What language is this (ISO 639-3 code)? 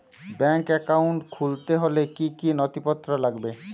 ben